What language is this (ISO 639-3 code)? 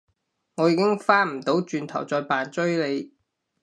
yue